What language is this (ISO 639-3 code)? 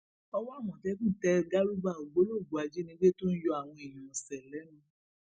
yor